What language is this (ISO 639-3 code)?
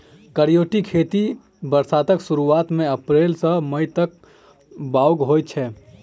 mai